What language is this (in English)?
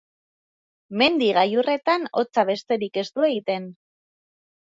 Basque